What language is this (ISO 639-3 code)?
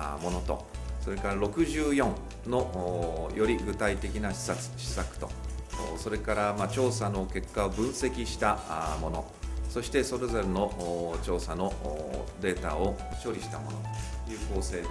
jpn